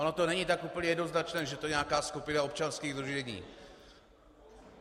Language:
Czech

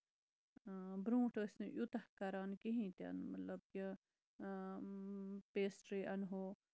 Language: Kashmiri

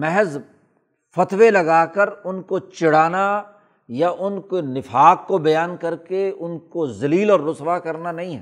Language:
Urdu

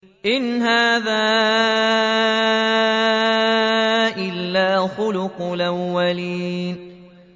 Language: Arabic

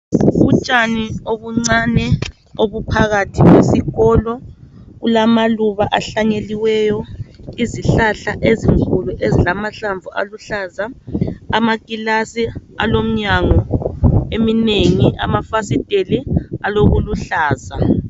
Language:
North Ndebele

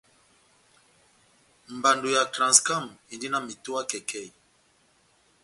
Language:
Batanga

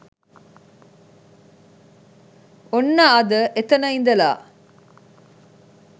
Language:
Sinhala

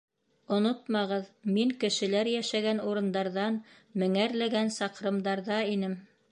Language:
Bashkir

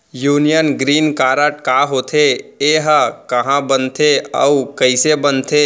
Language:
Chhattisgarhi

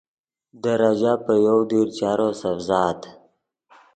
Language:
Yidgha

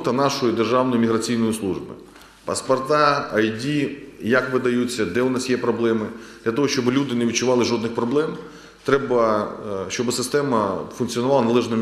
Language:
Ukrainian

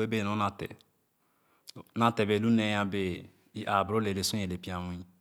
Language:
Khana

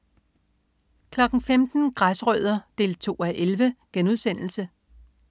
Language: Danish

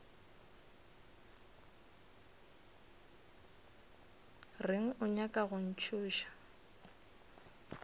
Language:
Northern Sotho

